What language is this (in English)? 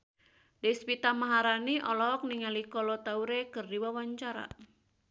Sundanese